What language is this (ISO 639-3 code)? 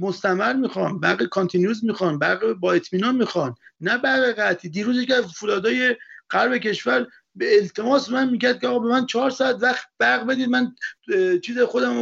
fas